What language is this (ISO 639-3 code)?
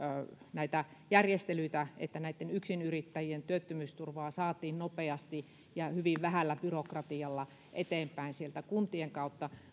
fin